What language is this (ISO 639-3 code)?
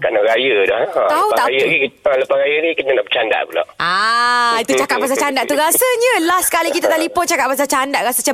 msa